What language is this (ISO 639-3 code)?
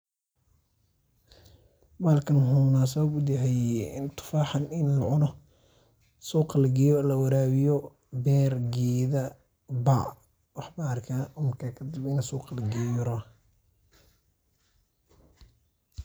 som